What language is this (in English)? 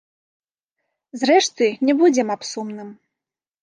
Belarusian